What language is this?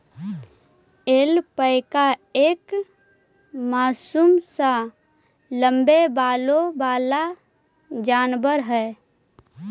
Magahi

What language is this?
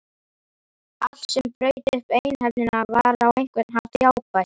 Icelandic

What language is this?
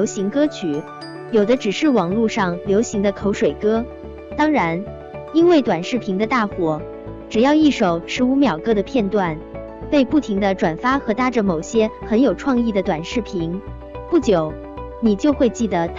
Chinese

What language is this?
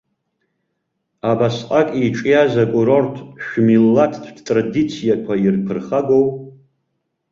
Abkhazian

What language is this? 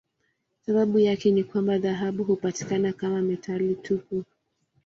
Swahili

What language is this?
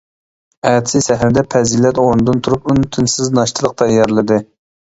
Uyghur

